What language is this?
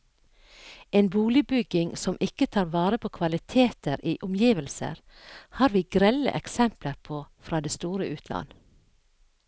Norwegian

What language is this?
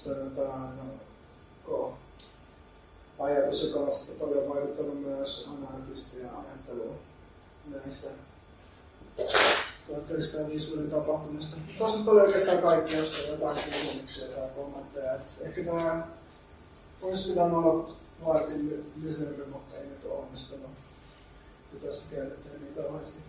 Finnish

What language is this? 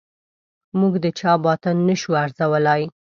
Pashto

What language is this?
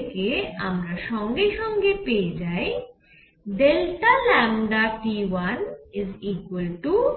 Bangla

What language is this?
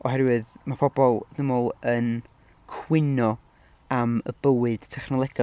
Welsh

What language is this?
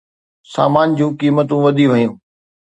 Sindhi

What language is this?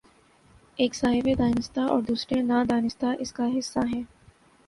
Urdu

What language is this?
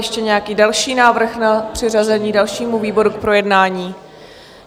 Czech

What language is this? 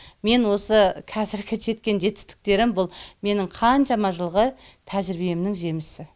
Kazakh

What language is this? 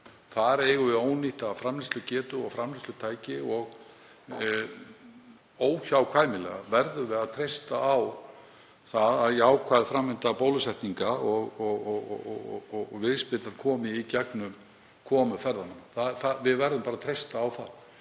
Icelandic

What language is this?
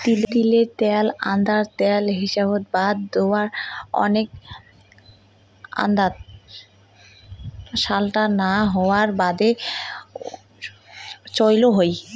Bangla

